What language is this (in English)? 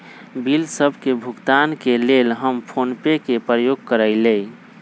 Magahi